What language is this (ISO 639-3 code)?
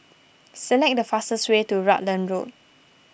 eng